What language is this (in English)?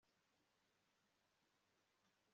Kinyarwanda